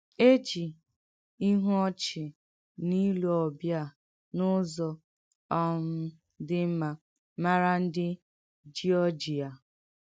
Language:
Igbo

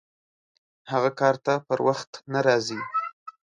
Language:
Pashto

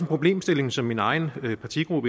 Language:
Danish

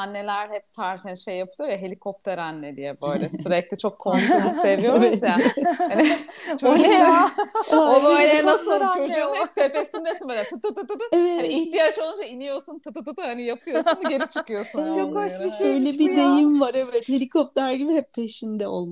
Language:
Turkish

